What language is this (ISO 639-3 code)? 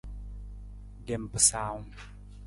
nmz